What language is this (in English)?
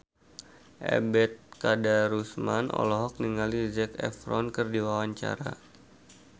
Sundanese